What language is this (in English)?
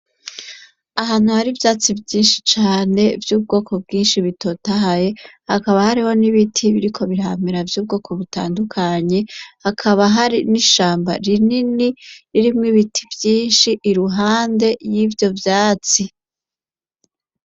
Rundi